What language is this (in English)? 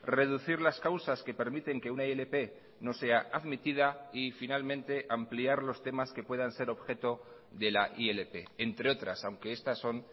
Spanish